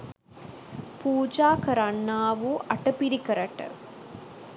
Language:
Sinhala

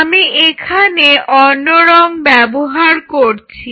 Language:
Bangla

